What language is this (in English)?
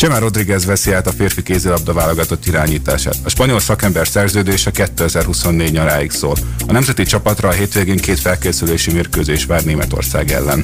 Hungarian